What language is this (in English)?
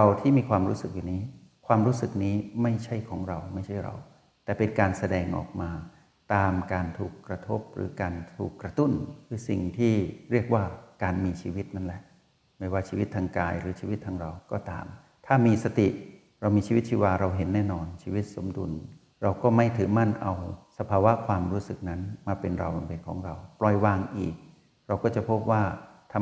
Thai